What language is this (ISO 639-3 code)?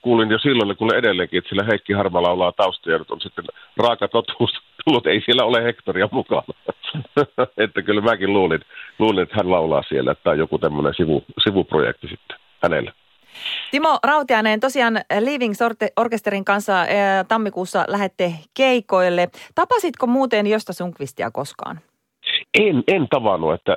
fin